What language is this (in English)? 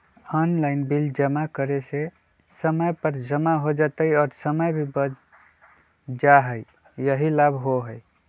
Magahi